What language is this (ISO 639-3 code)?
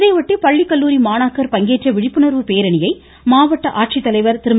tam